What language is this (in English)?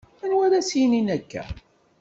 Kabyle